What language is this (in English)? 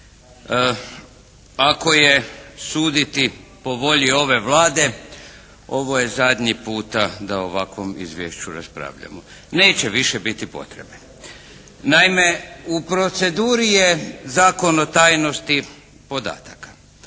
Croatian